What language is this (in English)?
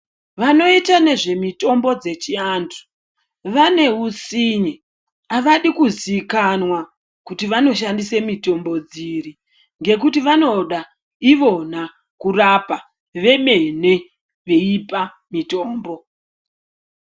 Ndau